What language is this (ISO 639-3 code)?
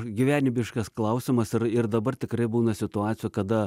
lit